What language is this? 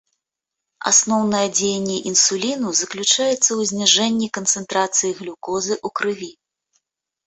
Belarusian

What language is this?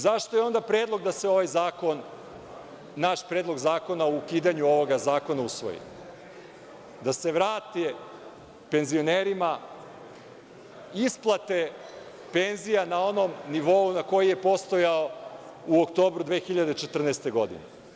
Serbian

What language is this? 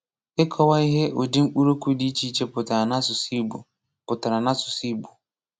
Igbo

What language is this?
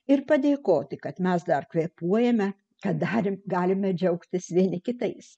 Lithuanian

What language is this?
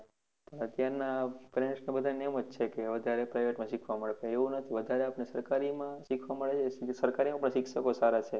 Gujarati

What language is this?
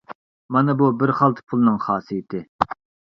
Uyghur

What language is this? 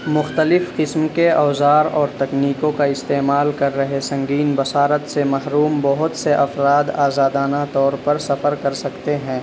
Urdu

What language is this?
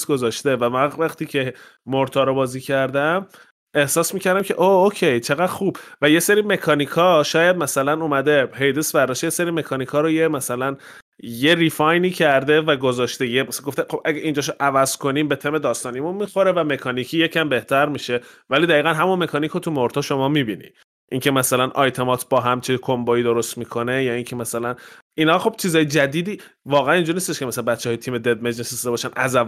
Persian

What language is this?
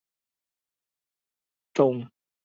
Chinese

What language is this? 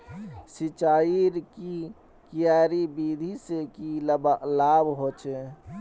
Magahi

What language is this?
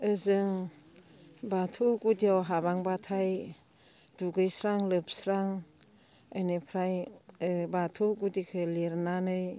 Bodo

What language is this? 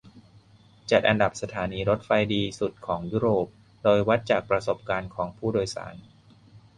Thai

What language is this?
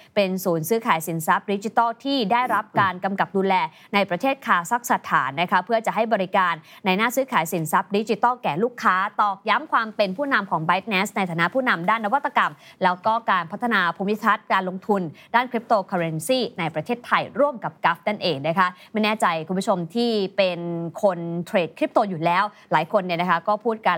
Thai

